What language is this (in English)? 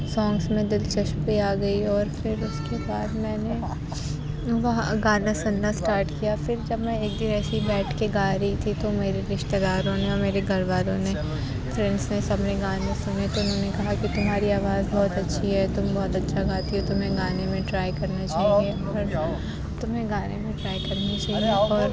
Urdu